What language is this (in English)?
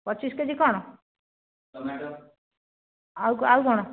Odia